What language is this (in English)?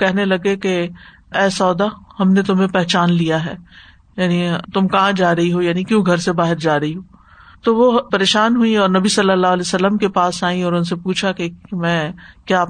Urdu